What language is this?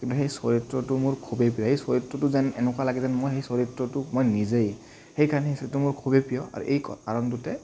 Assamese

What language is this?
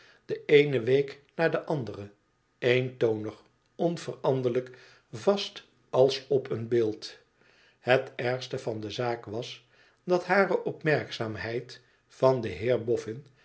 Dutch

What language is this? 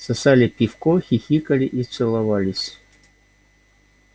Russian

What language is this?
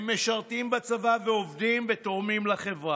Hebrew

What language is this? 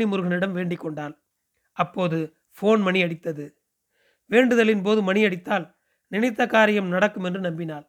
Tamil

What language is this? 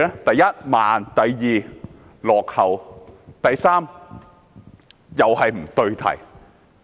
Cantonese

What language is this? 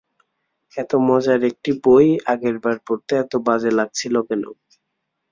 Bangla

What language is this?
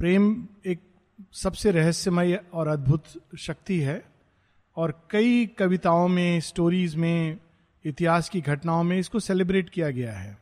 Hindi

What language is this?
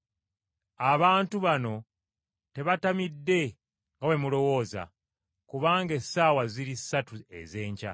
Ganda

